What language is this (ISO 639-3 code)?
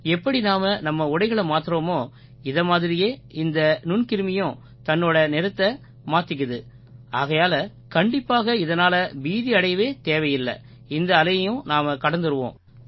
tam